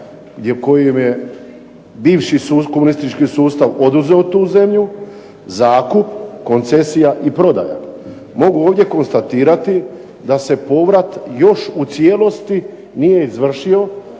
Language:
Croatian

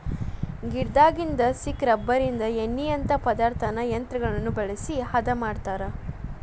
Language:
Kannada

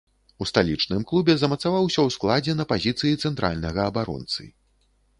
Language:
Belarusian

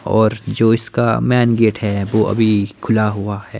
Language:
Hindi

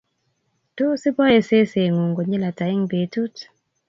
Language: Kalenjin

